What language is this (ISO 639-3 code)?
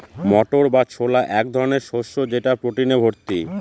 ben